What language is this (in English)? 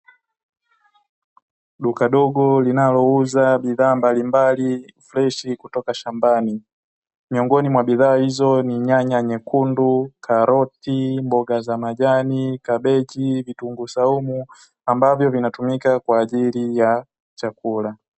Swahili